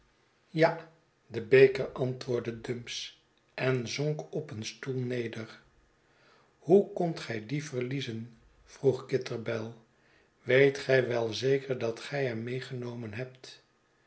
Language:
Dutch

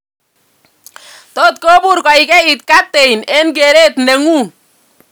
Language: Kalenjin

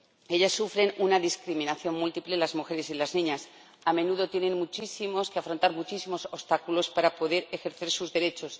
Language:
Spanish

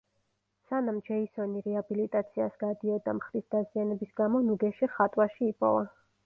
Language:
Georgian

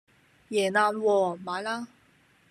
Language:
Cantonese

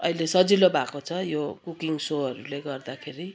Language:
Nepali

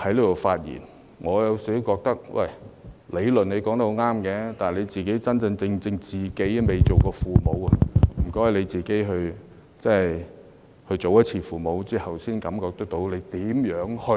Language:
Cantonese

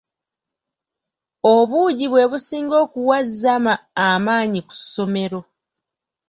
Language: Ganda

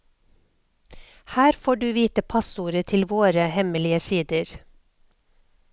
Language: Norwegian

